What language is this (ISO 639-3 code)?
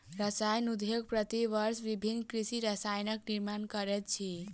mai